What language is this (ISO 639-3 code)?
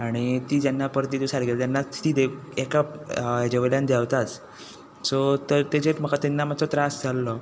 kok